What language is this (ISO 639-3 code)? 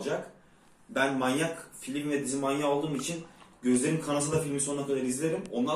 tur